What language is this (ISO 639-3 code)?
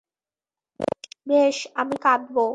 ben